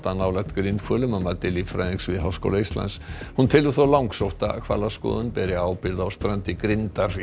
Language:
Icelandic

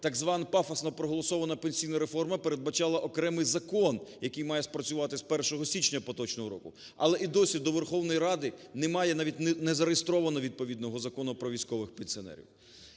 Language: Ukrainian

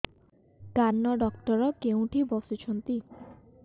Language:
Odia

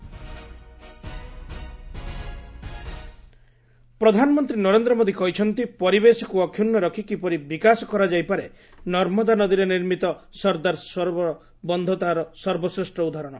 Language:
Odia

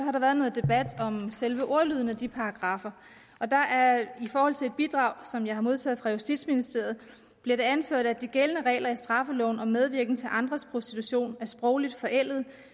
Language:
Danish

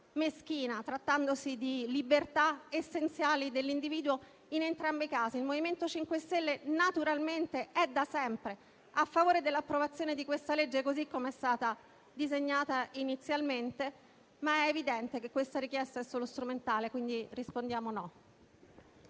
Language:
Italian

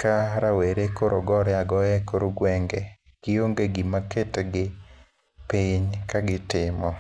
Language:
Luo (Kenya and Tanzania)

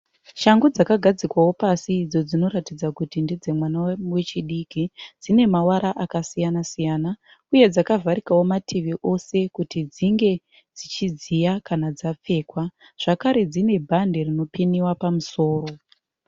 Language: Shona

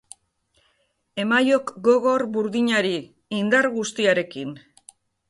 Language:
Basque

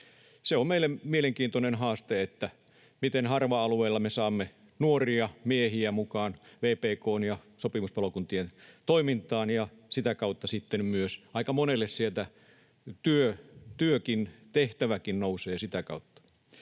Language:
Finnish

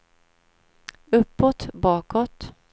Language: Swedish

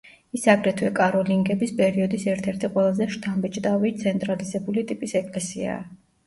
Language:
Georgian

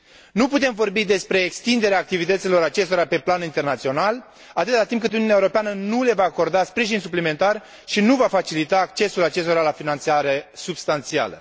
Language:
Romanian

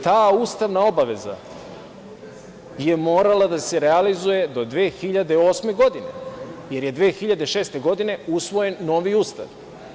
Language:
Serbian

